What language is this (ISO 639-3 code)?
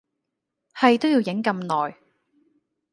yue